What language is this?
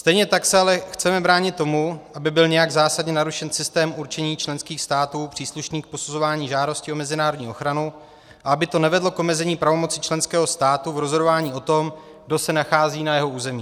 Czech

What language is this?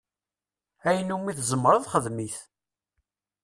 Kabyle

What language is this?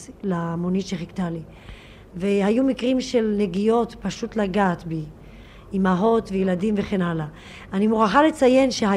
Hebrew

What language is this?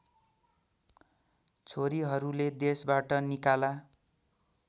Nepali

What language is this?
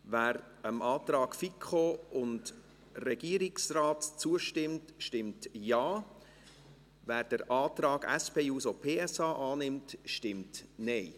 Swiss German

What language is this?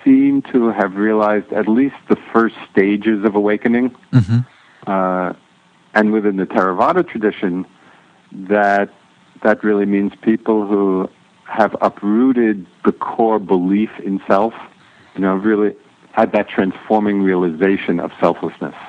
English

